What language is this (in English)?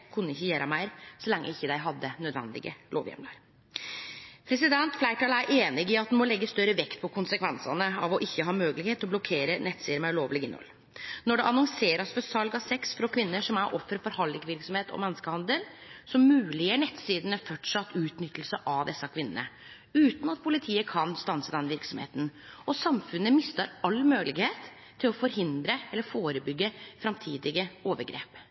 Norwegian Nynorsk